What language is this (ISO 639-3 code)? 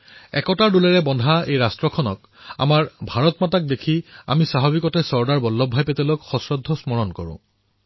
asm